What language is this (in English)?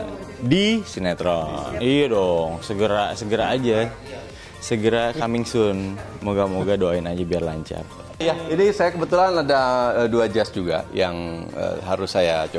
Indonesian